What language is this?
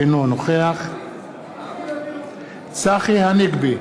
Hebrew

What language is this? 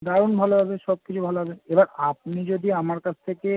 Bangla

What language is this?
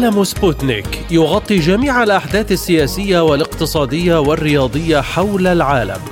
Arabic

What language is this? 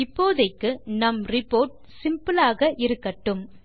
Tamil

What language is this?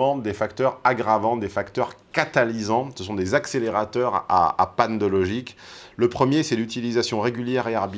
French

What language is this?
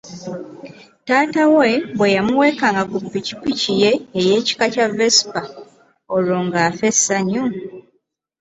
Ganda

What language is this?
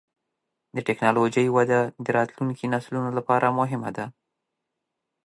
Pashto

